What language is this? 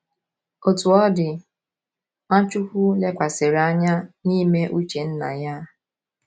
Igbo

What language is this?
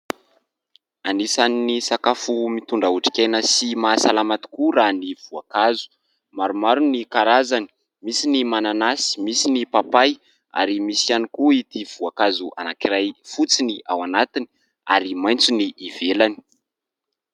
Malagasy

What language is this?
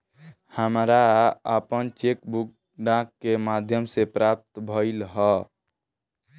Bhojpuri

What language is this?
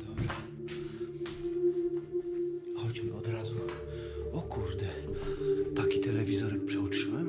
Polish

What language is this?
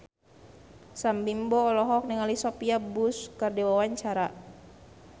Sundanese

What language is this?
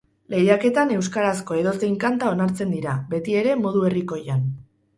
Basque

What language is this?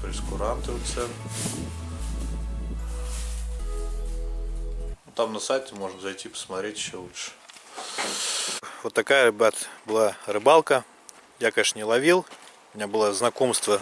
Russian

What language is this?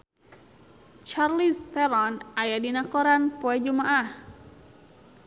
Sundanese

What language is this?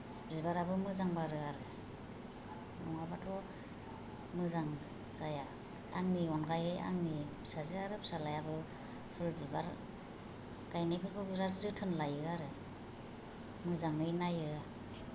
Bodo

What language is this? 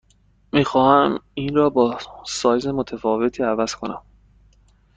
Persian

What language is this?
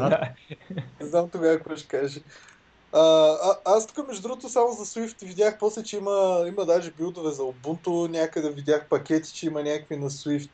Bulgarian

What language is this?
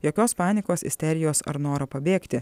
Lithuanian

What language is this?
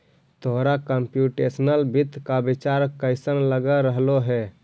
Magahi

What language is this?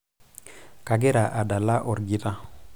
Masai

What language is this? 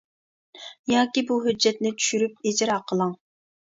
Uyghur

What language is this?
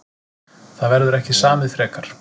Icelandic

